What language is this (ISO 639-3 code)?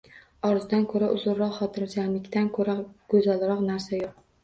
uzb